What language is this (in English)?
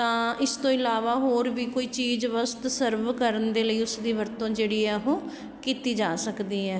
Punjabi